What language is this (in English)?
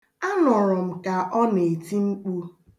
Igbo